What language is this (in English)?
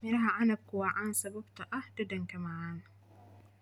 Somali